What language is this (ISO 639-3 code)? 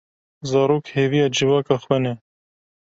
kur